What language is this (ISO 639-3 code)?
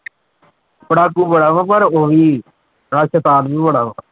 pan